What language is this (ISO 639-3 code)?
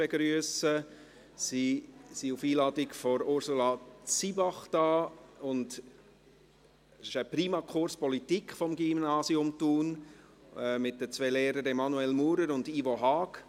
gsw